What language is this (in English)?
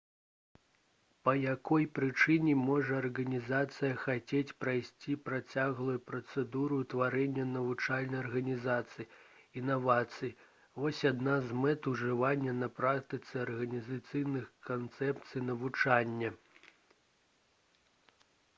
Belarusian